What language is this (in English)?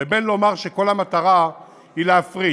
Hebrew